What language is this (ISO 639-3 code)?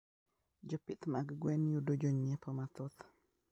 luo